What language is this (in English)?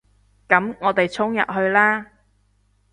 Cantonese